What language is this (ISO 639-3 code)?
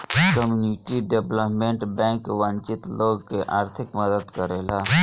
bho